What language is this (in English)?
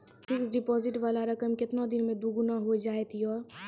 Maithili